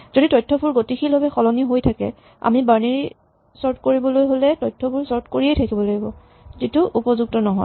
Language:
Assamese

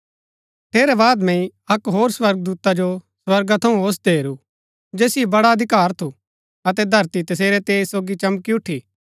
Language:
Gaddi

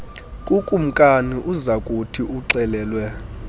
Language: Xhosa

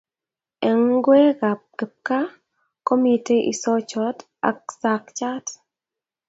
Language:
Kalenjin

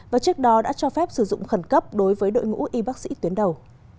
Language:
Vietnamese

